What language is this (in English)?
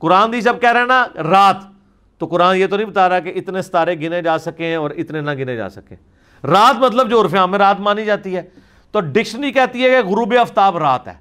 Urdu